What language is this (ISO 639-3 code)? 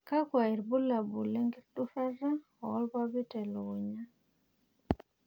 mas